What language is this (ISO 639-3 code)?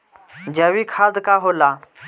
bho